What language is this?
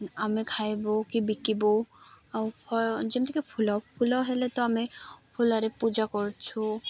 Odia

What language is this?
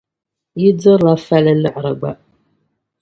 Dagbani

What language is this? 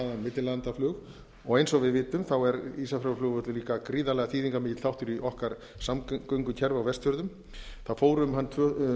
Icelandic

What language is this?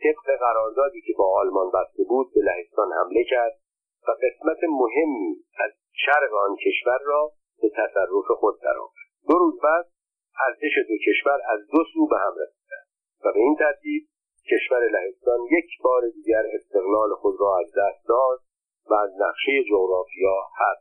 Persian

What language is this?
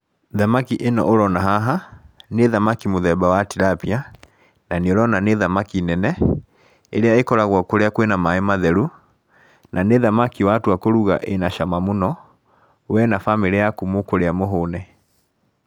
Kikuyu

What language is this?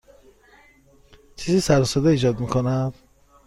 Persian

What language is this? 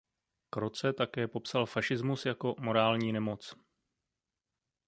Czech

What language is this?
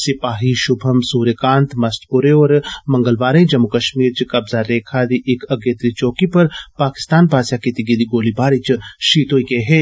Dogri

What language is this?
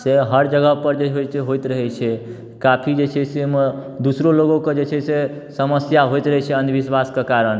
Maithili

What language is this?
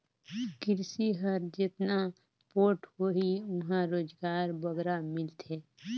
Chhattisgarhi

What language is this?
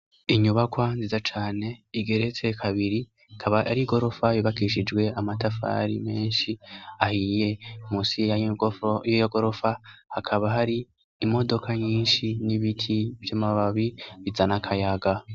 Rundi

